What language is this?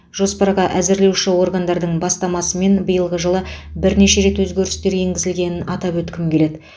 Kazakh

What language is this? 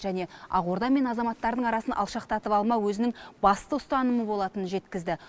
Kazakh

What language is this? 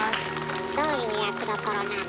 Japanese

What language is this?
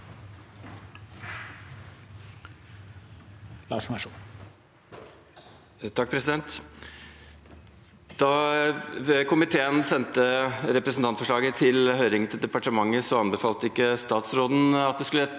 Norwegian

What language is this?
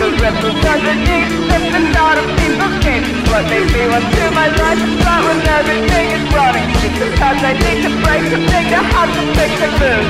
English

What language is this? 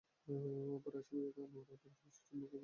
Bangla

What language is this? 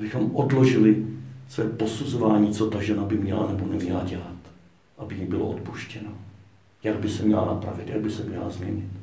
Czech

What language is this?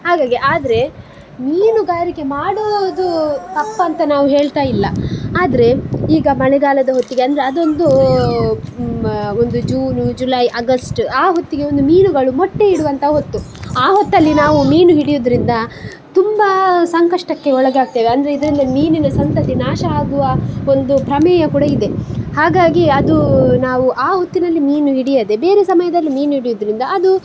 Kannada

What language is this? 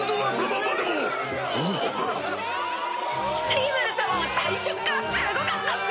Japanese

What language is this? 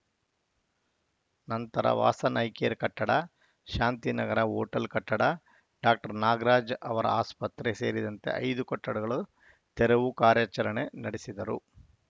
Kannada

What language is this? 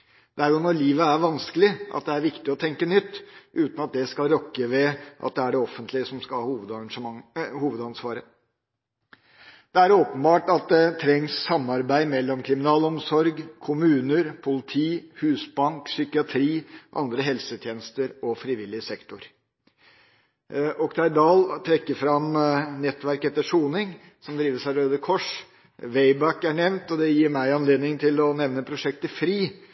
Norwegian Bokmål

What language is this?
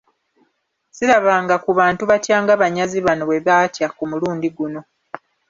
Ganda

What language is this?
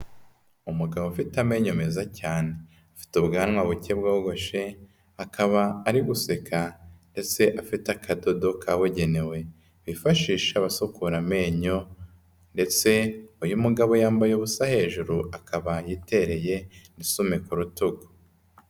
Kinyarwanda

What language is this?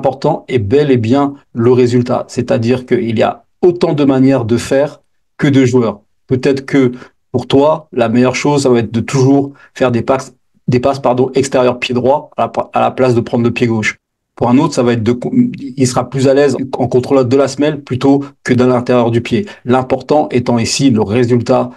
French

